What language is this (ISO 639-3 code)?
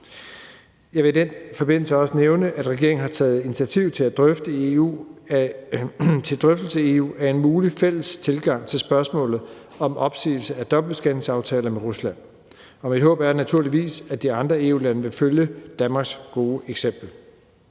dan